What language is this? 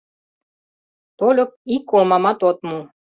Mari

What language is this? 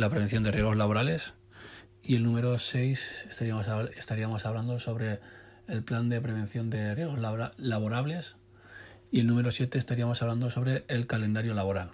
Spanish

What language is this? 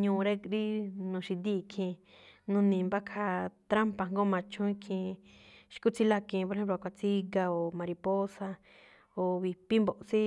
Malinaltepec Me'phaa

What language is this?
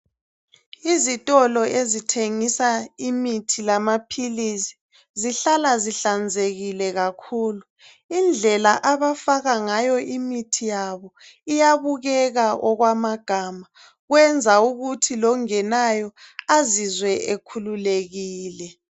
North Ndebele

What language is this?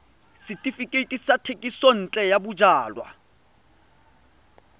Tswana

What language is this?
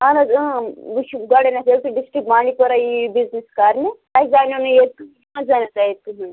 Kashmiri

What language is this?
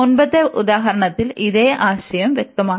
Malayalam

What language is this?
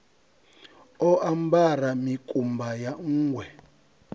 Venda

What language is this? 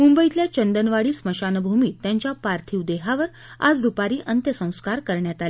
Marathi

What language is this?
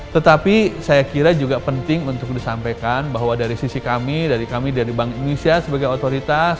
Indonesian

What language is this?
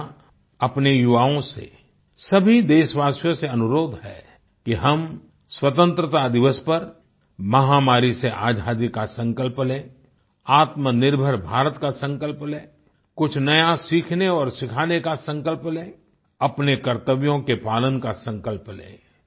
Hindi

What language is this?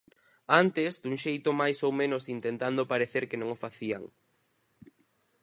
Galician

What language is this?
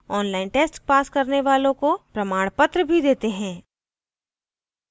Hindi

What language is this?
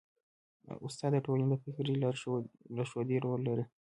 Pashto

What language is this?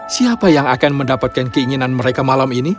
Indonesian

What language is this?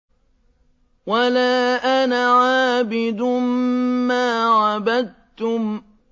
Arabic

